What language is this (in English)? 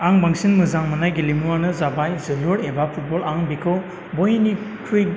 Bodo